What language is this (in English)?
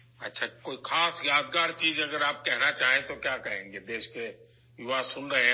Urdu